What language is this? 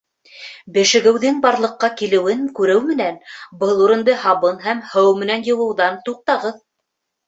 Bashkir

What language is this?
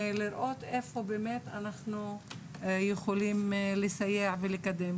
Hebrew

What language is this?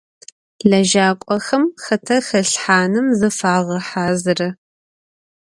Adyghe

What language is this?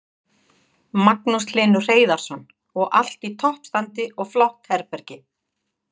Icelandic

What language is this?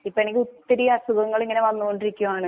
Malayalam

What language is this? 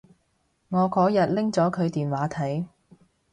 Cantonese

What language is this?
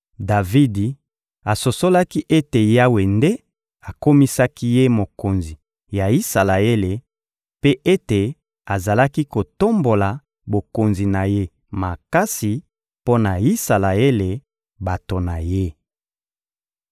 Lingala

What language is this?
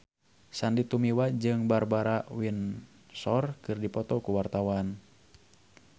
Sundanese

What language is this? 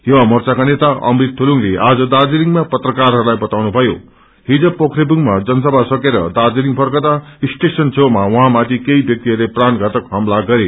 Nepali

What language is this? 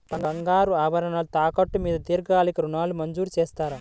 Telugu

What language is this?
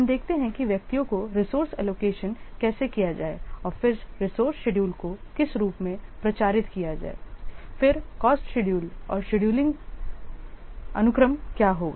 Hindi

